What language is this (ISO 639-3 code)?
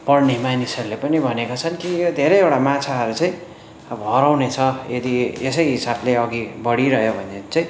nep